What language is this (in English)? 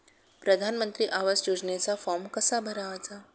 Marathi